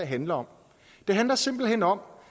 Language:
Danish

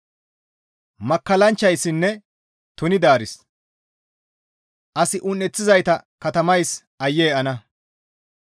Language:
Gamo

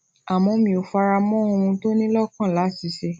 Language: Yoruba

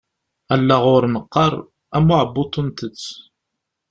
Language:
Kabyle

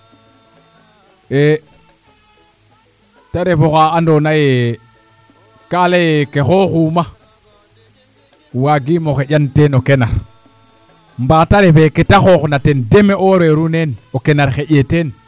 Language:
Serer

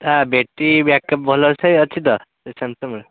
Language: Odia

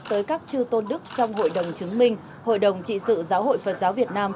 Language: Vietnamese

